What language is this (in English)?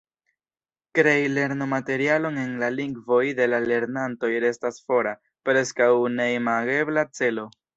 Esperanto